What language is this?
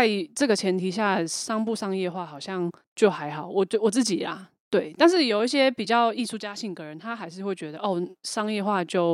Chinese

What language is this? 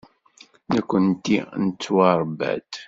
Kabyle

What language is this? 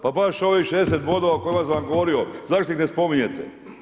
Croatian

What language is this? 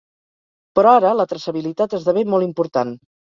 Catalan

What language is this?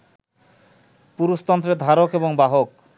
Bangla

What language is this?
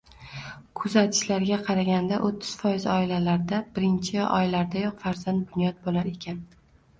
Uzbek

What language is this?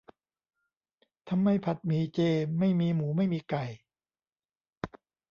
Thai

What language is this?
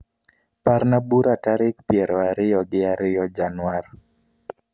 Luo (Kenya and Tanzania)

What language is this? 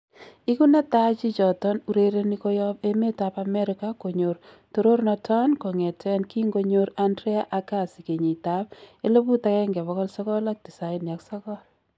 Kalenjin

